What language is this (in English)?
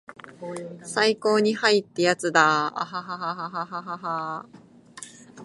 Japanese